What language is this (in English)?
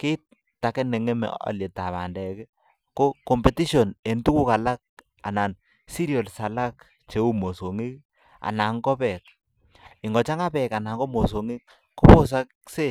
Kalenjin